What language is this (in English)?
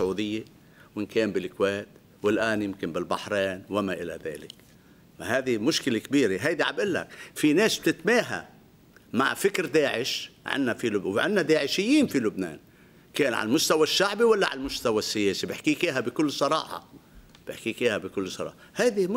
Arabic